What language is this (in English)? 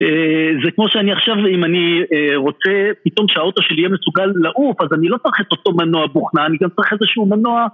Hebrew